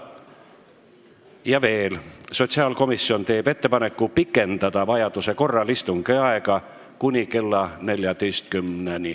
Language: Estonian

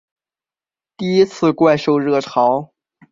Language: Chinese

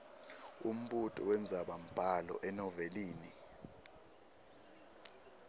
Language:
Swati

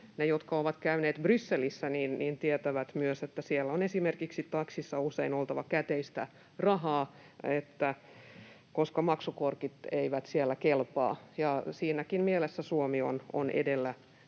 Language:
Finnish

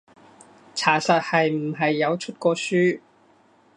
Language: Cantonese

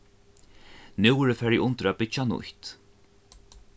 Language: Faroese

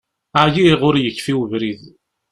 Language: Kabyle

